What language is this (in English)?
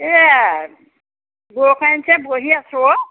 Assamese